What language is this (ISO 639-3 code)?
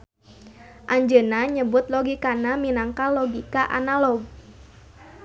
sun